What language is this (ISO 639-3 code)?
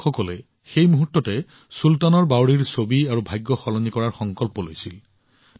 asm